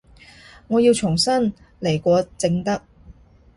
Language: Cantonese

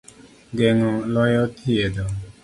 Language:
Luo (Kenya and Tanzania)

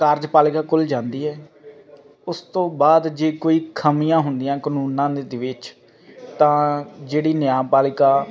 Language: Punjabi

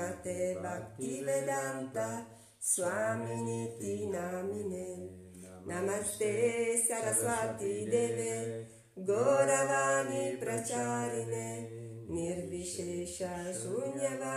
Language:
Italian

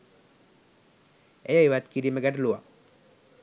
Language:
Sinhala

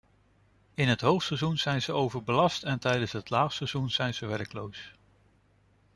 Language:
Dutch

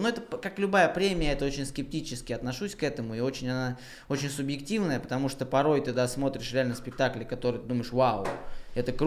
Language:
Russian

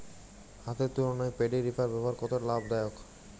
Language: Bangla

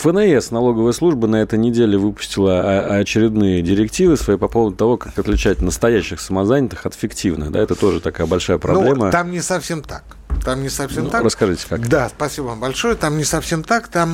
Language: Russian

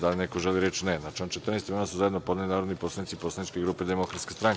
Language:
Serbian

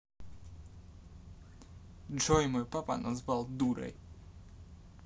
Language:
Russian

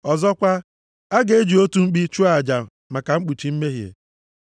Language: Igbo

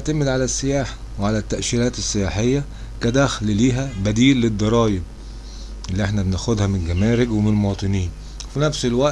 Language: Arabic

